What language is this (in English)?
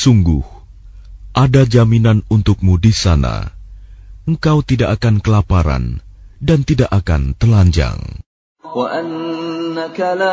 Arabic